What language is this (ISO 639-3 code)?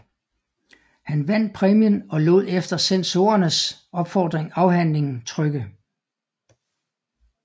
dan